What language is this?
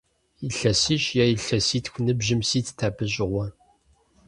Kabardian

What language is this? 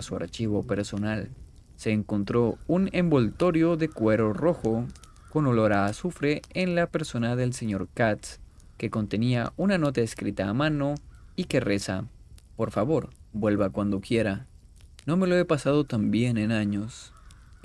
Spanish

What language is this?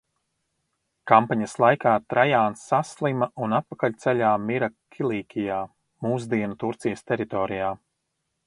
Latvian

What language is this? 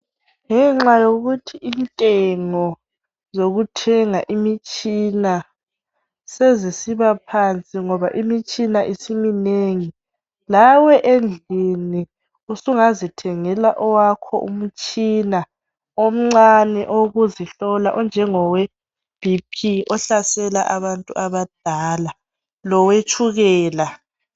North Ndebele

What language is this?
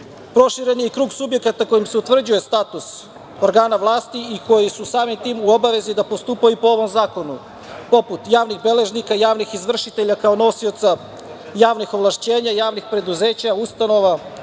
Serbian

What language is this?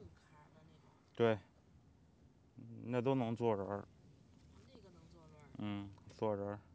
Chinese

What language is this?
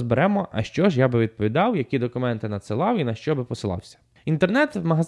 Ukrainian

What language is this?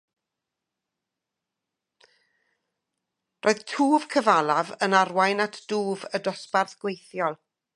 Welsh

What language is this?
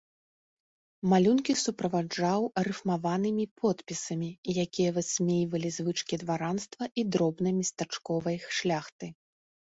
Belarusian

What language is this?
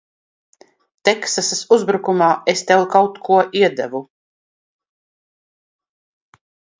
Latvian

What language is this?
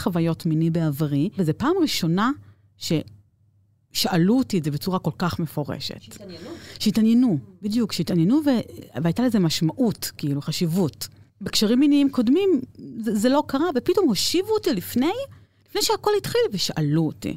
Hebrew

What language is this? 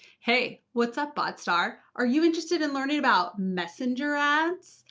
English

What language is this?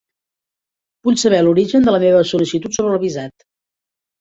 Catalan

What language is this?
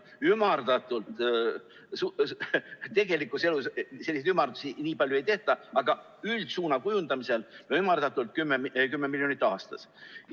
Estonian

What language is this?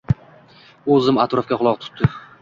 Uzbek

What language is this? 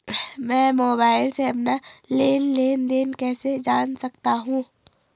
Hindi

